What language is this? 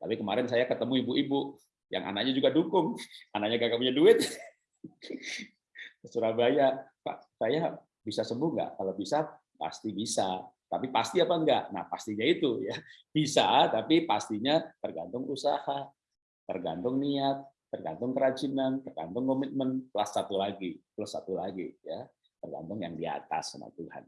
Indonesian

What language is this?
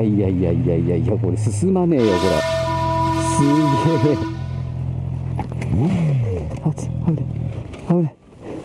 Japanese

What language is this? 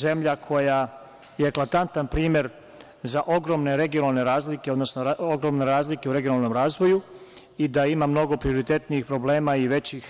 Serbian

